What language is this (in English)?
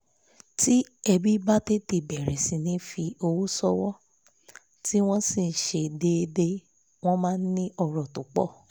Yoruba